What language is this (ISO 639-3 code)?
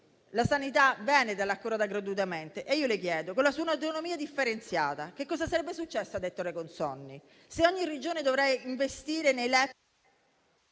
ita